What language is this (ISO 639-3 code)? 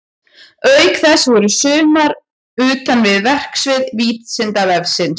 isl